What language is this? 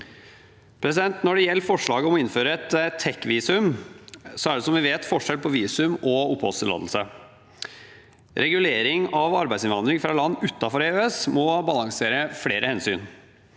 Norwegian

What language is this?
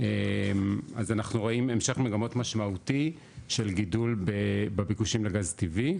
Hebrew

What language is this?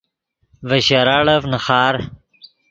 Yidgha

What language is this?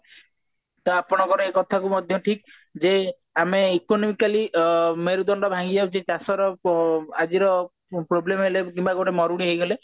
Odia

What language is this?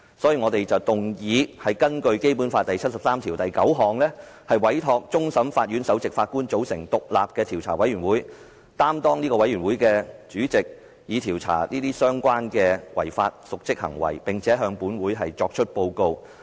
Cantonese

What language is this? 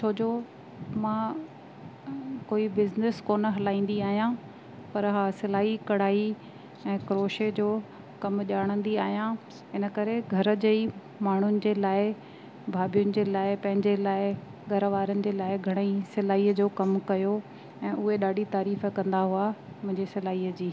Sindhi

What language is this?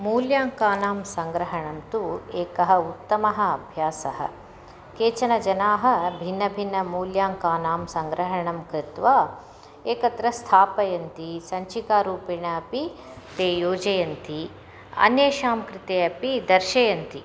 Sanskrit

